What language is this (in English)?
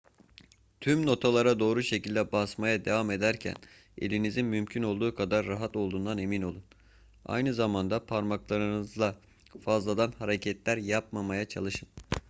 Turkish